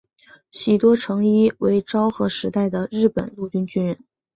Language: Chinese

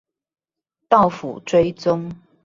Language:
Chinese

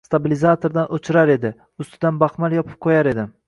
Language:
Uzbek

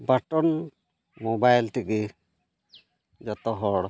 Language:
Santali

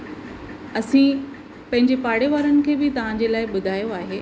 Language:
Sindhi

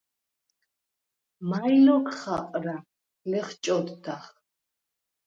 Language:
Svan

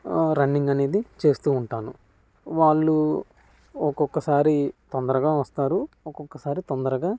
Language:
Telugu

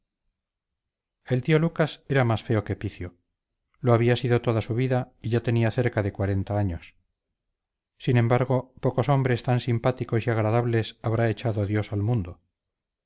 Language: Spanish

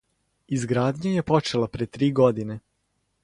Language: Serbian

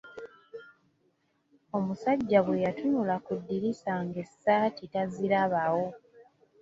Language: Ganda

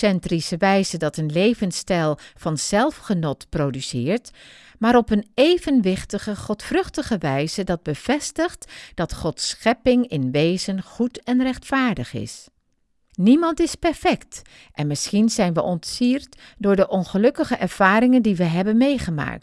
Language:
Dutch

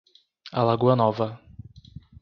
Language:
Portuguese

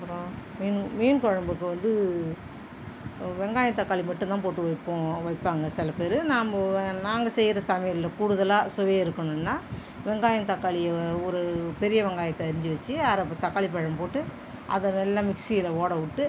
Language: Tamil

